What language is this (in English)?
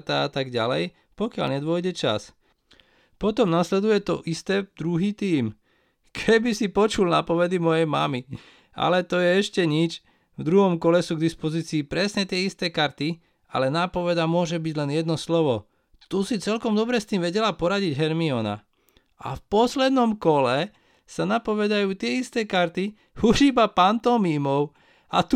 Slovak